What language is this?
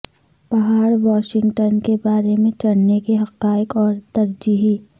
Urdu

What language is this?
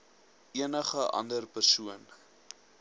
Afrikaans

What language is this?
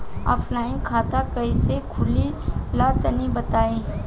Bhojpuri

